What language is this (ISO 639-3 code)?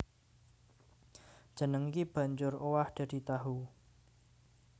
jav